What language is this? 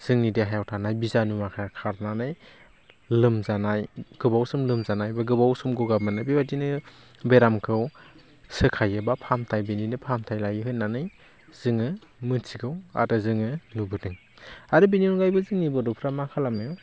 Bodo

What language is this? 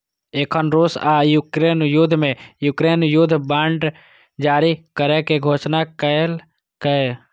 Maithili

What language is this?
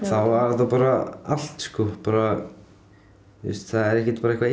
Icelandic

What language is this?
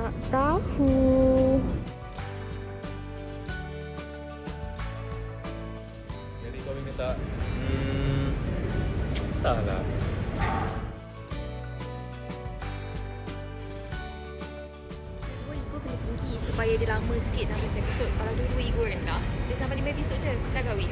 Malay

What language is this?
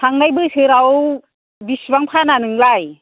Bodo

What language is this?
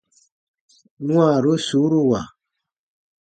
Baatonum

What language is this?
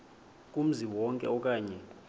Xhosa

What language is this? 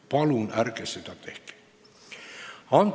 Estonian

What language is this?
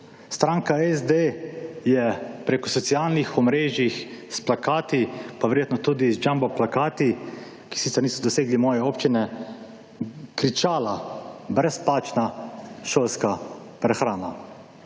Slovenian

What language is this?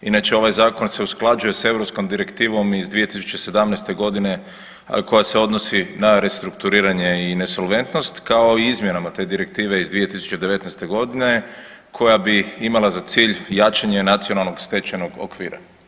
Croatian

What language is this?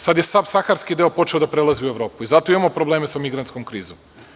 Serbian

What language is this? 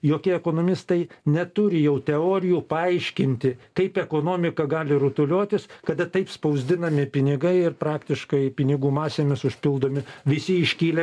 Lithuanian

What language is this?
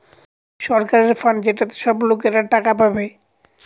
Bangla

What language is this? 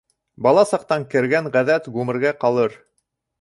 Bashkir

